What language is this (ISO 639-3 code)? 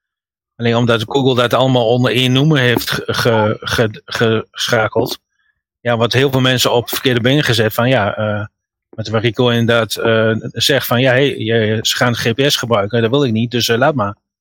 nld